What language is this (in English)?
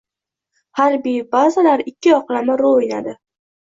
Uzbek